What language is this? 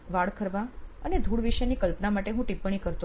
Gujarati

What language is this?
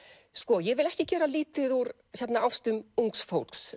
Icelandic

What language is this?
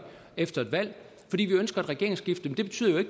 Danish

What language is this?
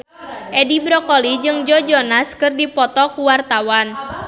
Sundanese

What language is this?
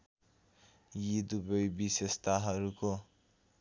Nepali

